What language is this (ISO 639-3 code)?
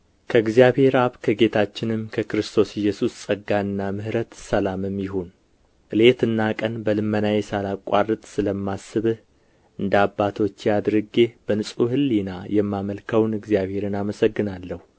amh